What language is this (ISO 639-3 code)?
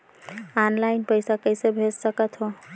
hne